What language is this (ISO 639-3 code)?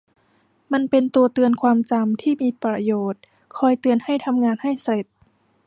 tha